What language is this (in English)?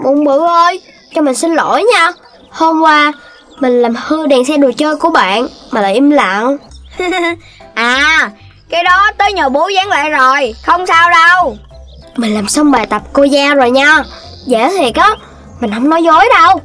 Vietnamese